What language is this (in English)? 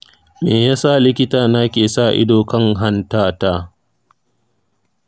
Hausa